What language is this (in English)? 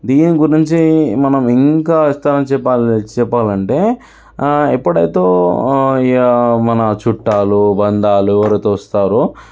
Telugu